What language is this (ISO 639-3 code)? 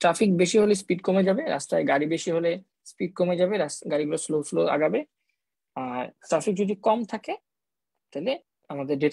hin